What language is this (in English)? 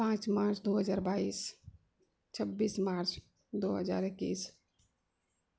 Maithili